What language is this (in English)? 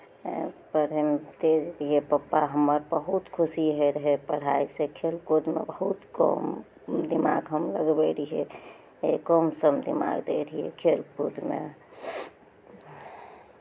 Maithili